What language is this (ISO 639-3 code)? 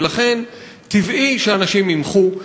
heb